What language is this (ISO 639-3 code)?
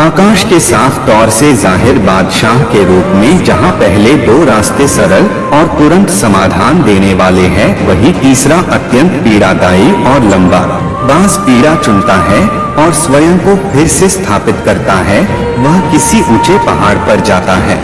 hin